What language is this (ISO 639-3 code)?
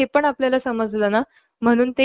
mar